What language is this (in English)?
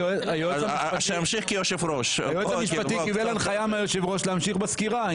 Hebrew